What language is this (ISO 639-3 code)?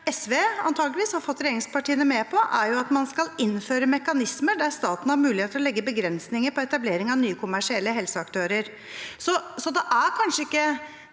nor